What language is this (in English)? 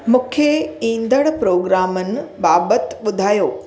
Sindhi